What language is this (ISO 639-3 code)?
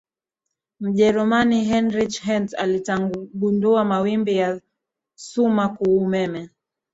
swa